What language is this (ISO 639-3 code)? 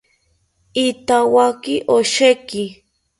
cpy